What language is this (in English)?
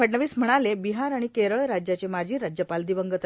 Marathi